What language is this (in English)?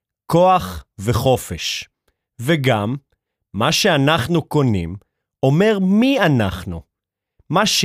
Hebrew